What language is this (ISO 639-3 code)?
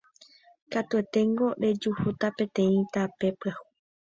grn